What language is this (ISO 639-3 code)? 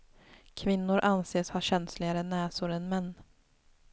swe